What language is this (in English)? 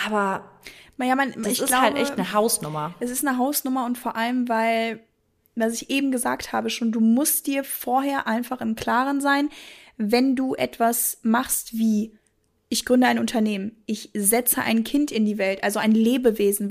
German